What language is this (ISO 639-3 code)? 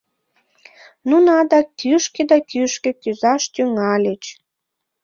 chm